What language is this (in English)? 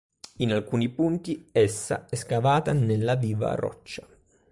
Italian